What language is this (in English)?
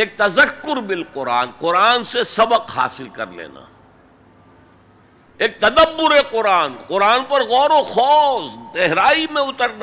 Urdu